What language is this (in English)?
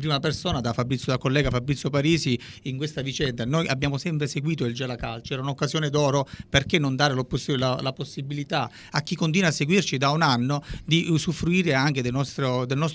Italian